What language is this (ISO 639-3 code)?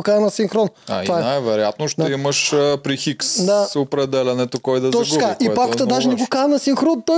bul